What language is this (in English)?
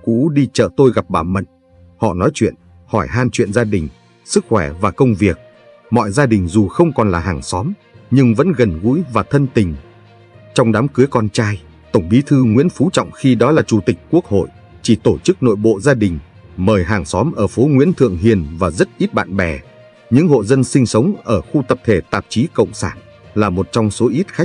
Vietnamese